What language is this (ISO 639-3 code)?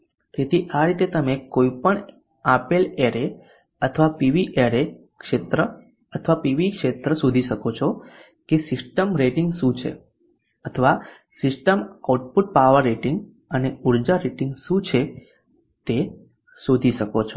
guj